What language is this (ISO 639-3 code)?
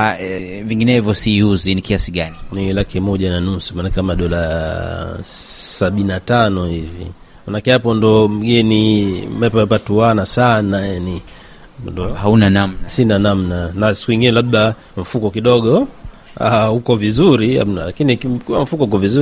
swa